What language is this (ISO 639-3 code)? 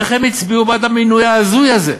heb